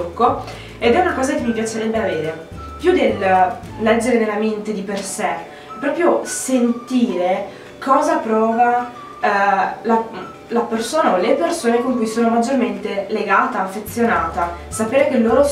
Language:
Italian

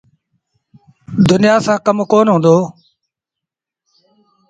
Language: Sindhi Bhil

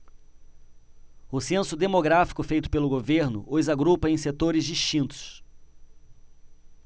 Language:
Portuguese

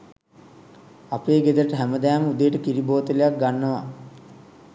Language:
Sinhala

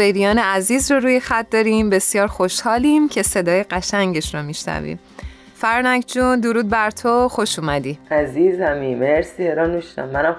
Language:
Persian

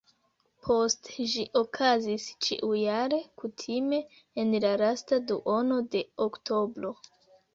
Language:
Esperanto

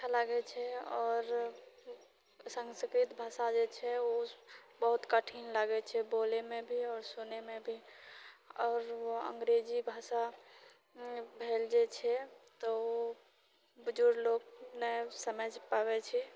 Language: Maithili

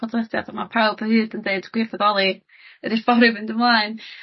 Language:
Welsh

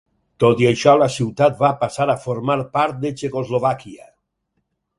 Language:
Catalan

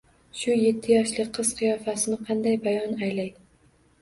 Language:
Uzbek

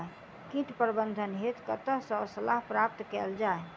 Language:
Maithili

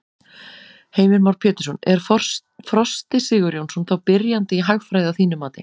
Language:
Icelandic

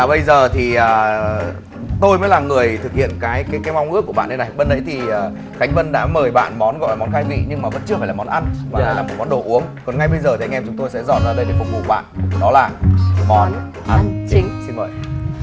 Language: Vietnamese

